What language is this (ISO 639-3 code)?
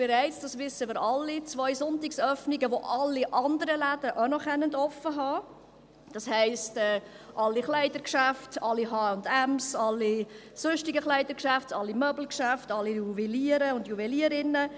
gsw